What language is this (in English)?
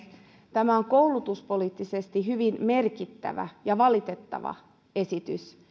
Finnish